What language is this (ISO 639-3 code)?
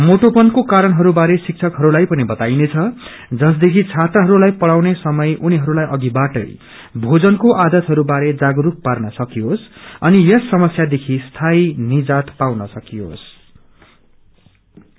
nep